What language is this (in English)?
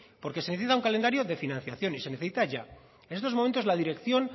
Spanish